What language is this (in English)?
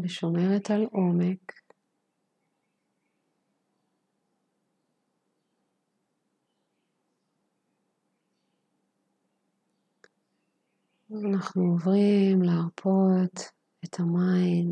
Hebrew